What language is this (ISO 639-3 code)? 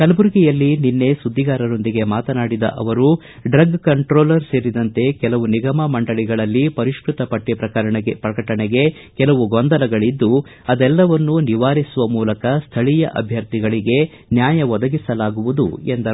kan